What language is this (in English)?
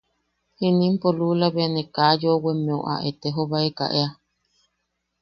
Yaqui